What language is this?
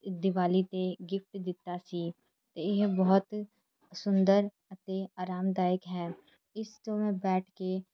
Punjabi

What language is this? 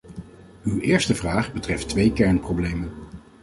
Dutch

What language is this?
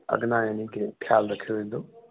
Sindhi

